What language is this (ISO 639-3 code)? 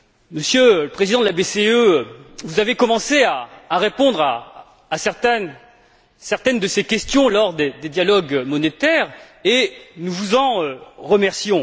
fra